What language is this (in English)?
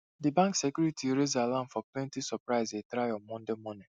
Nigerian Pidgin